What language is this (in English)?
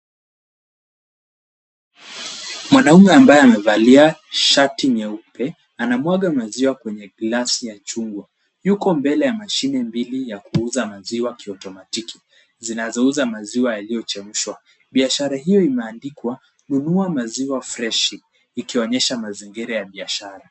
Swahili